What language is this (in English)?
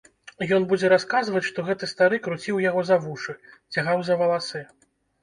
Belarusian